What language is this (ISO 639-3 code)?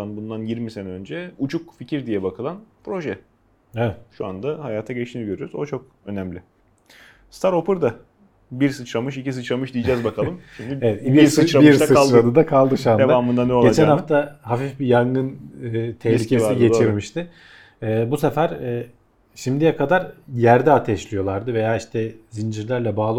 tur